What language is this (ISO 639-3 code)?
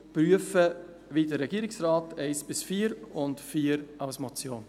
gsw